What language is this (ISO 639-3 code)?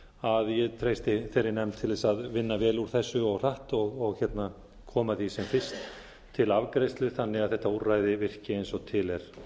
isl